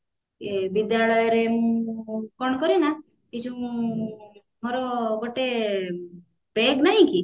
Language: Odia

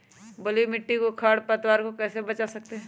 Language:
Magahi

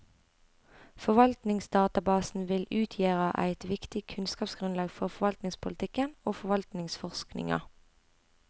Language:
Norwegian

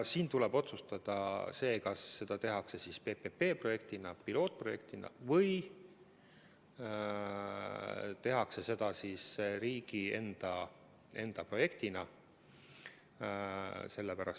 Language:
Estonian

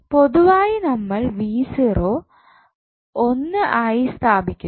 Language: Malayalam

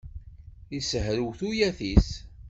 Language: Kabyle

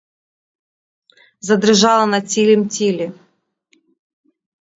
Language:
Ukrainian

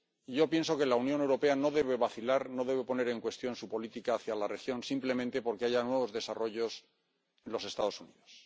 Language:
Spanish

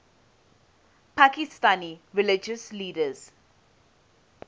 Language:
English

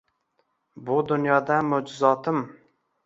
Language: Uzbek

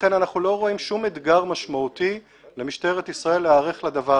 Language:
Hebrew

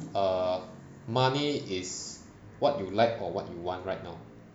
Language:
English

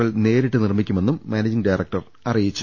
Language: Malayalam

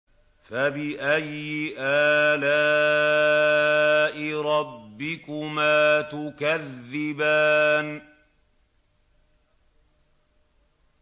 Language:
Arabic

